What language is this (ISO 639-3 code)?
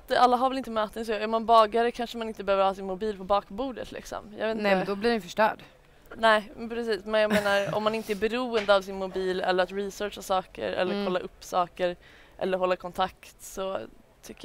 swe